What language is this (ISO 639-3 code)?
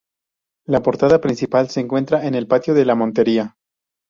spa